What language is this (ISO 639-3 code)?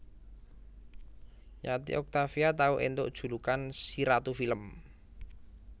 jav